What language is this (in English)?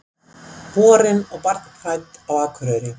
Icelandic